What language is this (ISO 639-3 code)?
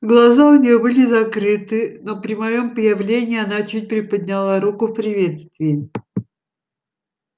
rus